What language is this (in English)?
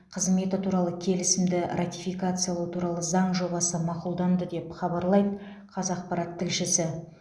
Kazakh